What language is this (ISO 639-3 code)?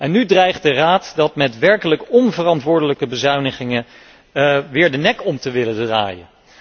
nld